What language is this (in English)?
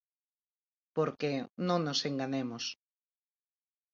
Galician